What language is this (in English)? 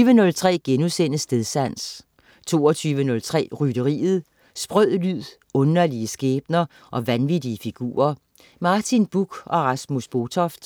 Danish